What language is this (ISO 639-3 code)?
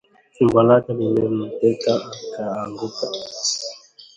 swa